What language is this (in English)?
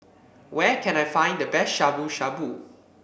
English